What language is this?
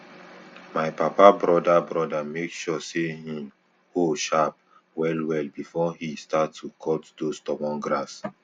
Nigerian Pidgin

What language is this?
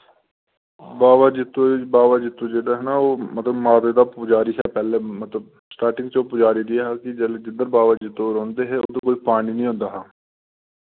Dogri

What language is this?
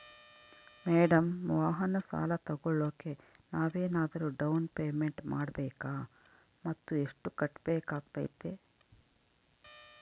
Kannada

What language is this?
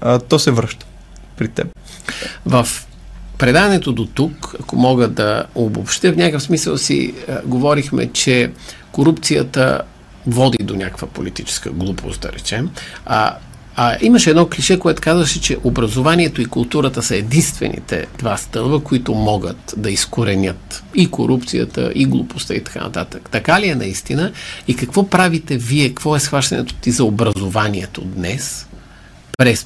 Bulgarian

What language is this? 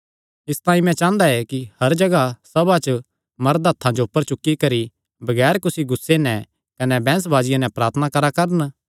Kangri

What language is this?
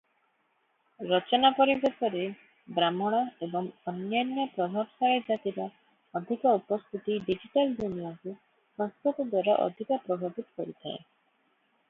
Odia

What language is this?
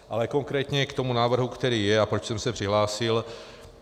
Czech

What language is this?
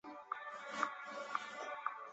Chinese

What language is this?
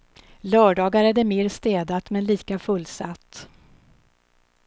Swedish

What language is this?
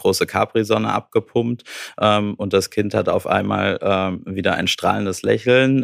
German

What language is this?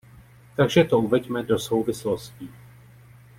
Czech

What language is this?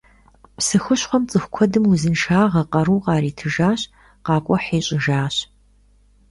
Kabardian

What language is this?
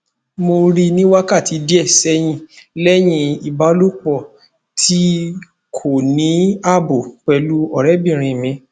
Yoruba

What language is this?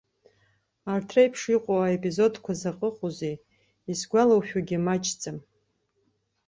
Abkhazian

